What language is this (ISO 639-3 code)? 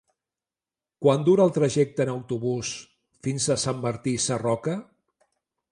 cat